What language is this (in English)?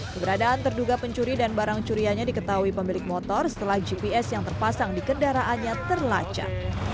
Indonesian